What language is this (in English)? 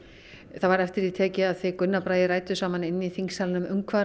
Icelandic